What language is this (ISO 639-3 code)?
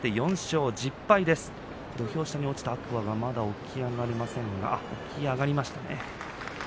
jpn